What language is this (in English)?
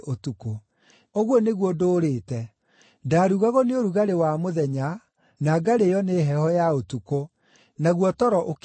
Kikuyu